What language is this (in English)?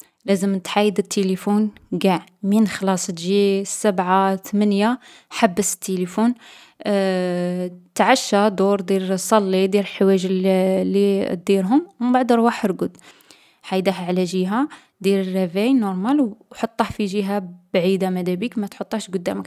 Algerian Arabic